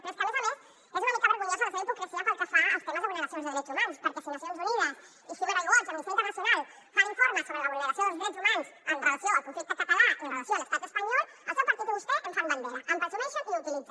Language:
Catalan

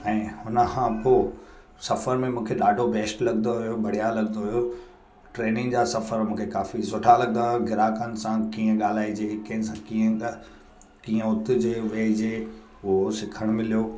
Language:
Sindhi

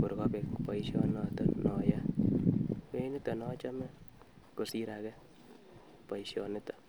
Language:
Kalenjin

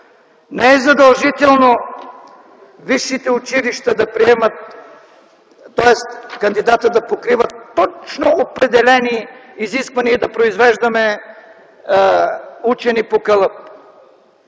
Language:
Bulgarian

